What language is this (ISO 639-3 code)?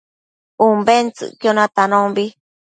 mcf